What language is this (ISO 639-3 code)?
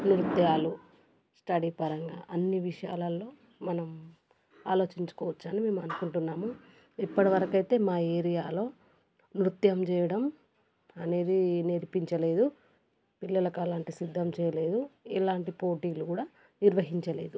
tel